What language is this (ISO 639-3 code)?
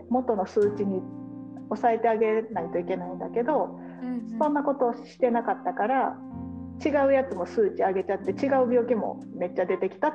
jpn